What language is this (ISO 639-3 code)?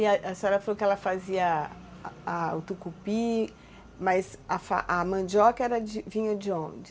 por